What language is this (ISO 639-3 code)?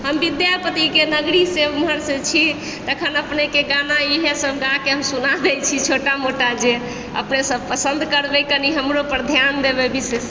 mai